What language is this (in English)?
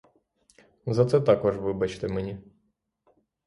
Ukrainian